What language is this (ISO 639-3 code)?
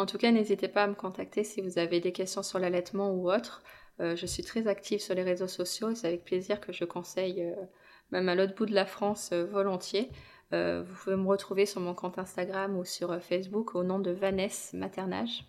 fra